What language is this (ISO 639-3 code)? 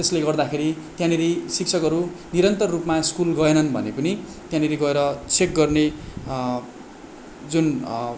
nep